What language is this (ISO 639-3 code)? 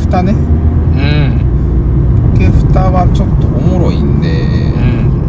jpn